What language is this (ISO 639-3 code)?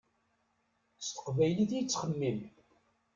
kab